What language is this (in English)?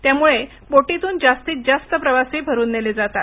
Marathi